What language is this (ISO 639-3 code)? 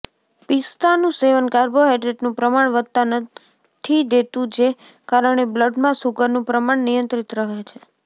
guj